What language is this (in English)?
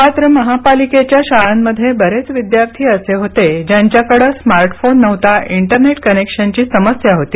Marathi